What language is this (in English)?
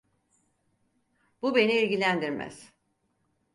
Turkish